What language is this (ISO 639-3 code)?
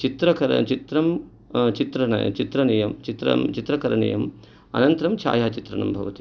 san